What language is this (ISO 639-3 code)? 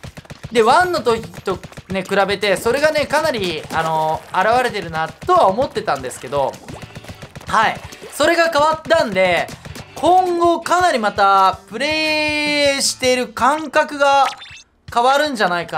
jpn